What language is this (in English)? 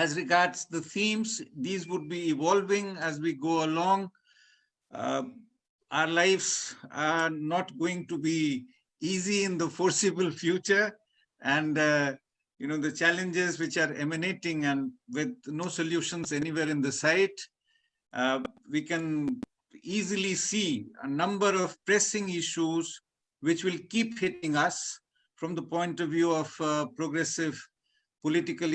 English